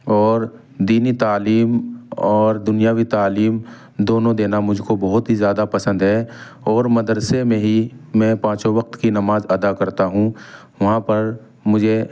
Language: Urdu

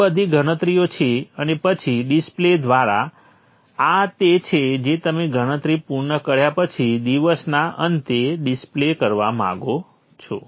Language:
Gujarati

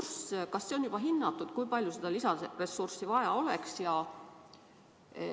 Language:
Estonian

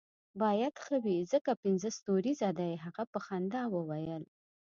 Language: Pashto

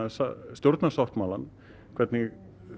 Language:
Icelandic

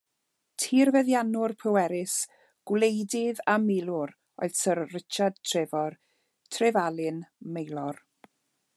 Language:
Welsh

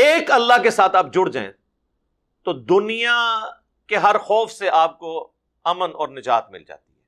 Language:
Urdu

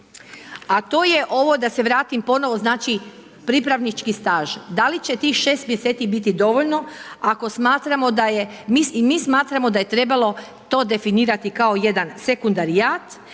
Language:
Croatian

